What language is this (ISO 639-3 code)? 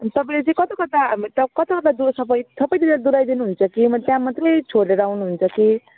nep